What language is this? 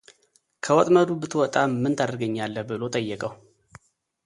Amharic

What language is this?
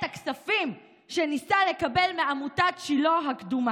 Hebrew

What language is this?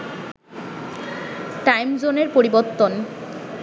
Bangla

